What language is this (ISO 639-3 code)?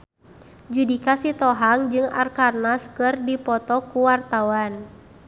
sun